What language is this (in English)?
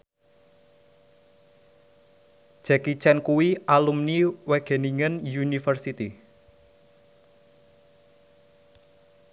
Javanese